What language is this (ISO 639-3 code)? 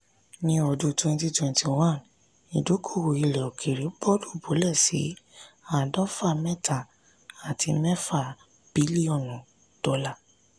yor